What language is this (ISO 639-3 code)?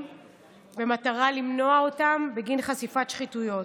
heb